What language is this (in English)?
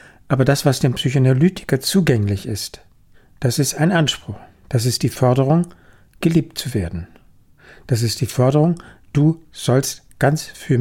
German